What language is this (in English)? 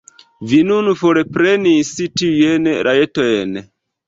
Esperanto